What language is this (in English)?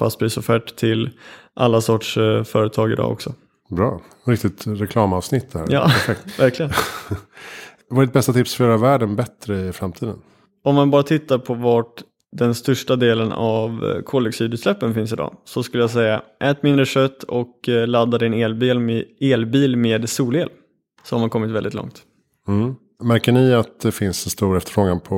Swedish